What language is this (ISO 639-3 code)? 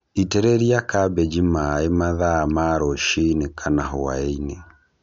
kik